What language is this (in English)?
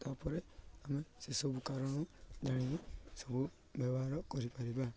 Odia